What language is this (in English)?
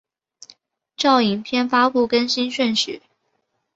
Chinese